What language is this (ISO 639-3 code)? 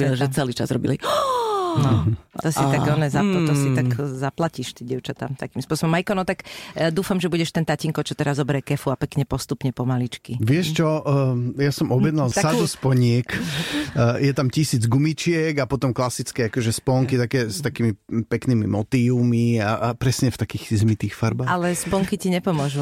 slk